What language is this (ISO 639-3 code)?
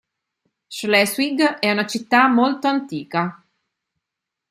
ita